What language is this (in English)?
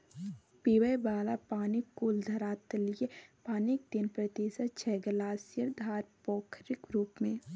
Maithili